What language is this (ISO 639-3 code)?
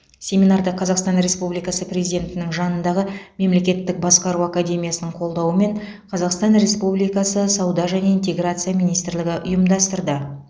kaz